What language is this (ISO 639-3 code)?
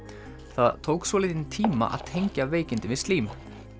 isl